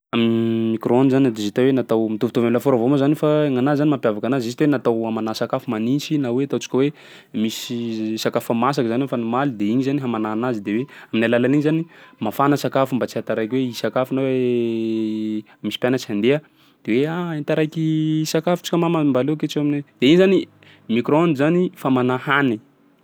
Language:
Sakalava Malagasy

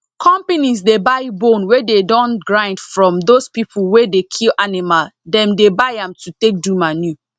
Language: Nigerian Pidgin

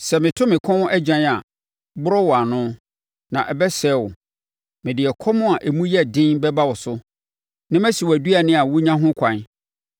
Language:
Akan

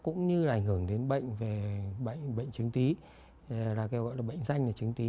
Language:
Vietnamese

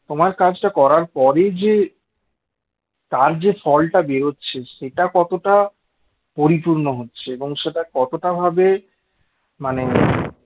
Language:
Bangla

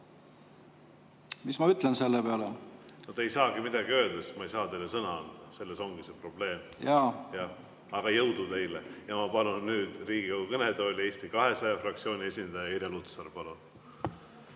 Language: Estonian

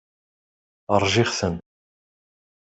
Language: Kabyle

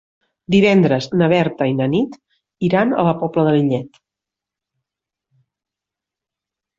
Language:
Catalan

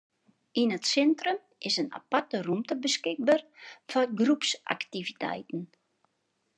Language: Western Frisian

